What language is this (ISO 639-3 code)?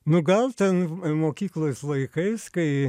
lit